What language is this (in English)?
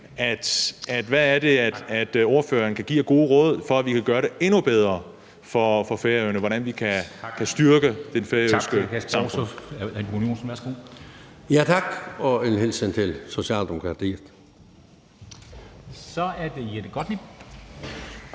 Danish